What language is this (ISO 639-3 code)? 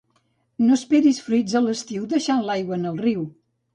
cat